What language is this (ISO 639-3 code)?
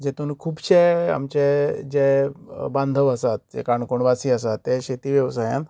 kok